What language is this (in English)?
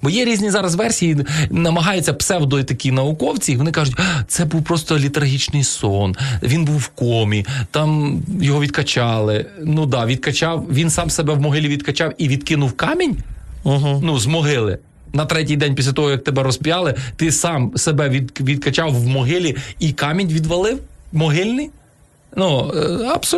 Ukrainian